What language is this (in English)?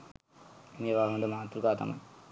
Sinhala